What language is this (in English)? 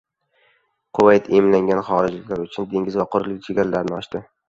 Uzbek